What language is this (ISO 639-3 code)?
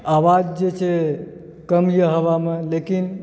mai